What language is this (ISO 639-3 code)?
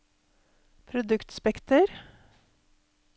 nor